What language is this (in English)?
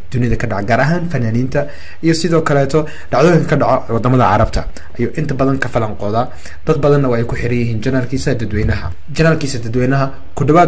Arabic